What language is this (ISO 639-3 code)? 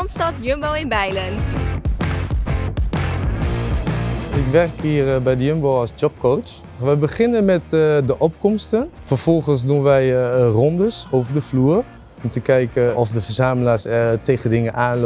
nld